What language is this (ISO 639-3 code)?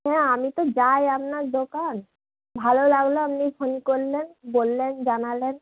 ben